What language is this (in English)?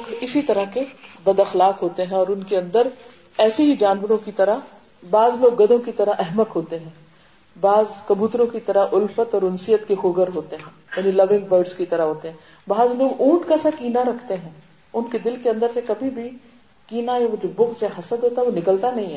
Urdu